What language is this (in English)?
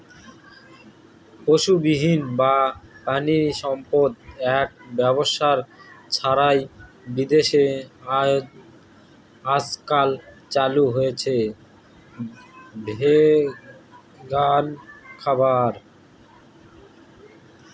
Bangla